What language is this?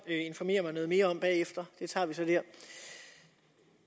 Danish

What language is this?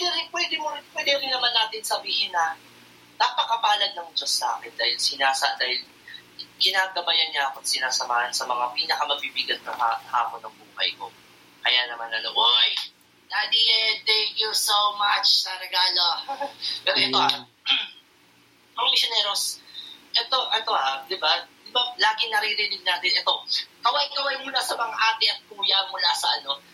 Filipino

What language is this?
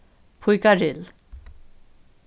Faroese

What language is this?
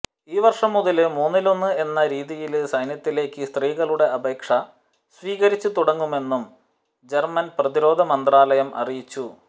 Malayalam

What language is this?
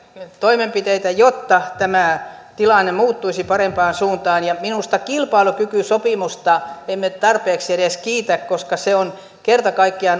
Finnish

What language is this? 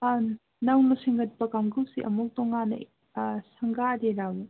Manipuri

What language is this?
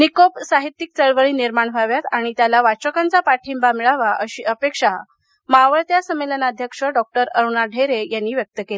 Marathi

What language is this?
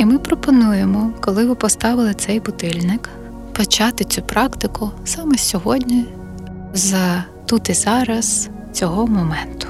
Ukrainian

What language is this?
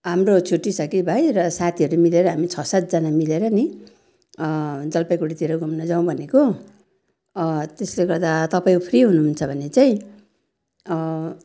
Nepali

